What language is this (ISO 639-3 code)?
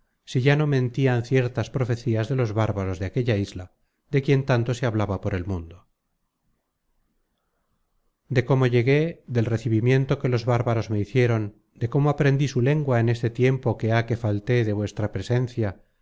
spa